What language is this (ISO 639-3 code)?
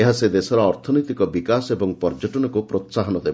ori